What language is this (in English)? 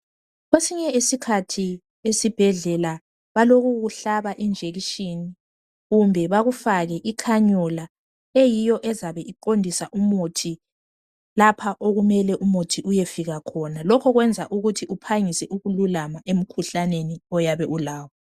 North Ndebele